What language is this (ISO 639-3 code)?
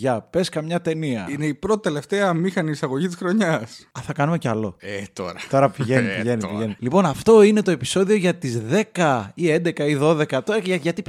ell